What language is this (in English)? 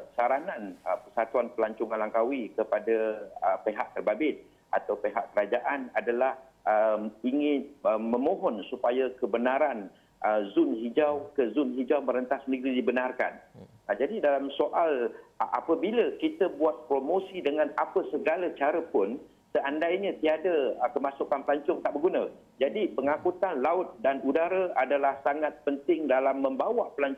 Malay